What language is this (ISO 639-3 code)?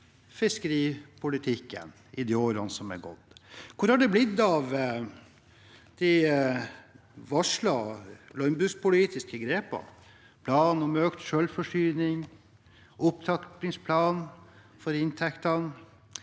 nor